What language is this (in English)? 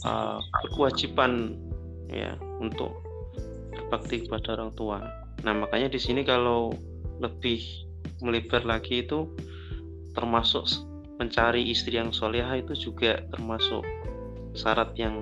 Indonesian